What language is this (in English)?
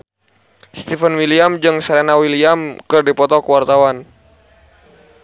Sundanese